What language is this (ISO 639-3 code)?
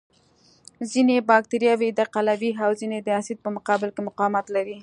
pus